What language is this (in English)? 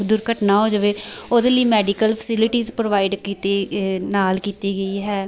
Punjabi